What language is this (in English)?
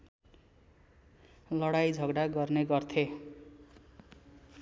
Nepali